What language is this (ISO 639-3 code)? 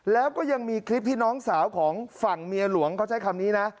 tha